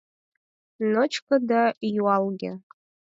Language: Mari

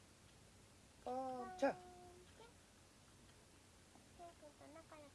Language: Japanese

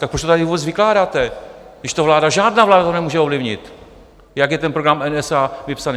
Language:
Czech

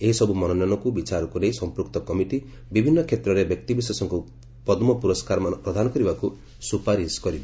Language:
Odia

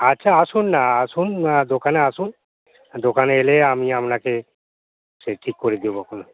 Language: Bangla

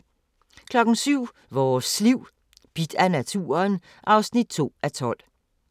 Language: Danish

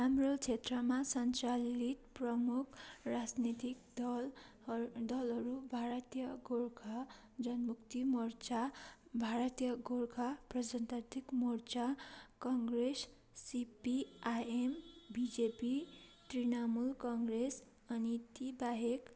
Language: Nepali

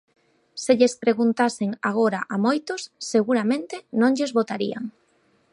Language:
Galician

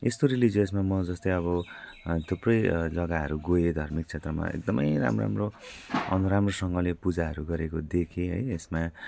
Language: Nepali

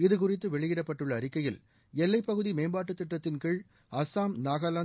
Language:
Tamil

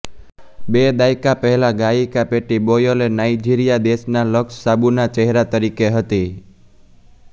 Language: Gujarati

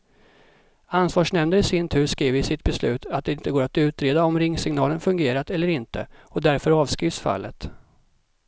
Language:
Swedish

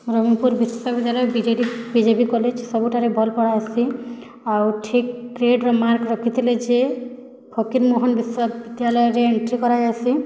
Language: Odia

